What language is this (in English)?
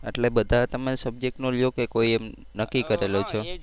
Gujarati